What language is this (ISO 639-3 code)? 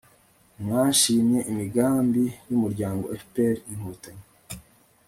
kin